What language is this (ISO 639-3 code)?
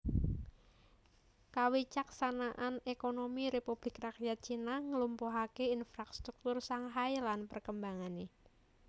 jav